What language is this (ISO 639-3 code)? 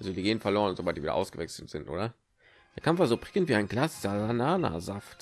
deu